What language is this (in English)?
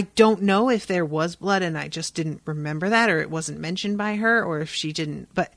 English